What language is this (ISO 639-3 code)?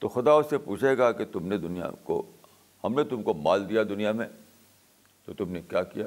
urd